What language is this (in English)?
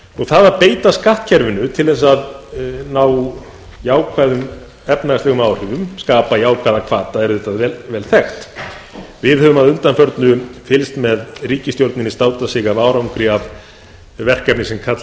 Icelandic